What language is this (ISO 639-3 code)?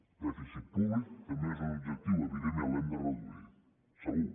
cat